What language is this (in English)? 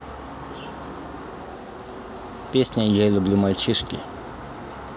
Russian